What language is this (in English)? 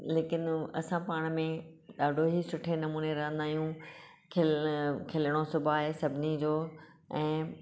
Sindhi